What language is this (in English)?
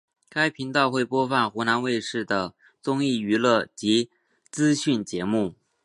Chinese